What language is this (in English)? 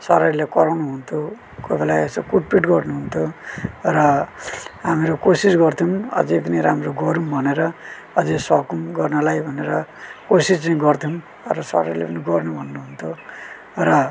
Nepali